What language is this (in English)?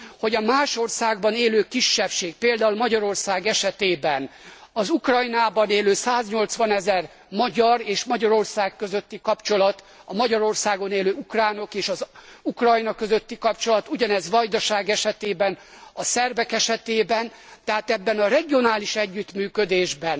Hungarian